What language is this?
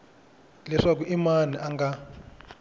Tsonga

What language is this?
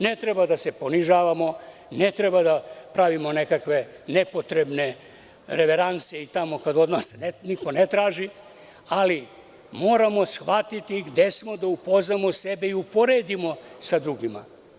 Serbian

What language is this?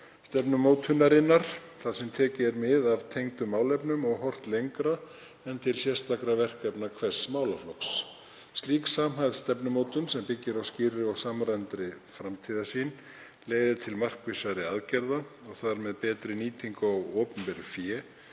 Icelandic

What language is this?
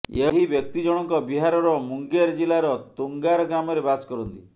Odia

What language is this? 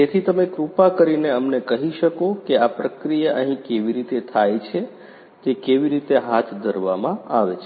Gujarati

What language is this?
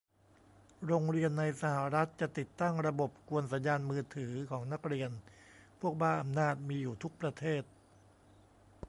Thai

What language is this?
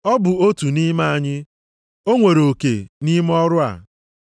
Igbo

